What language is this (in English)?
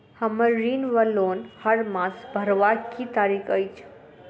Maithili